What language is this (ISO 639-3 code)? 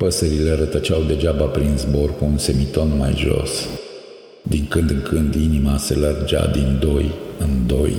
ron